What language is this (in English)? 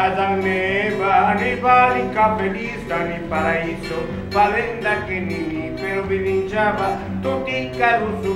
Spanish